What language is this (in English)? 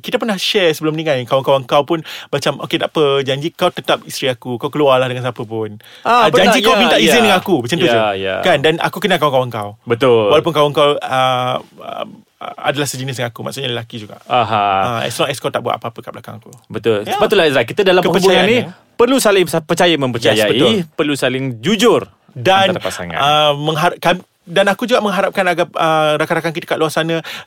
Malay